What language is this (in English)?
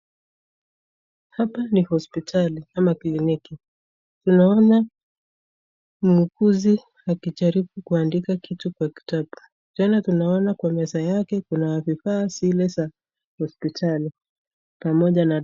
Swahili